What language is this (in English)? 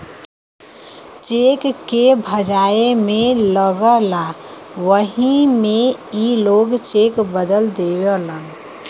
Bhojpuri